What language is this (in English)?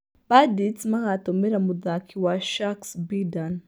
Kikuyu